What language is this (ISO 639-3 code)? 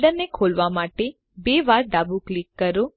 guj